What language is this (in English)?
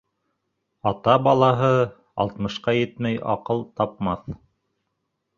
Bashkir